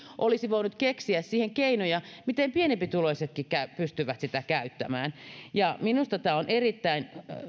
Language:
Finnish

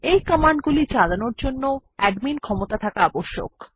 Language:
Bangla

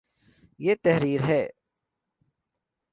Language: Urdu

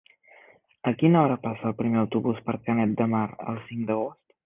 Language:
Catalan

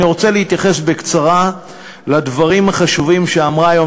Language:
Hebrew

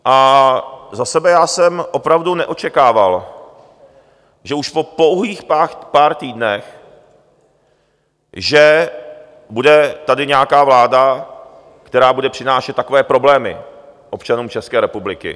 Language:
Czech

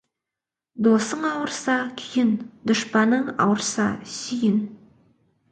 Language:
Kazakh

